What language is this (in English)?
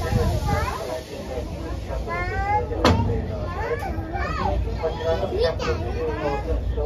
Japanese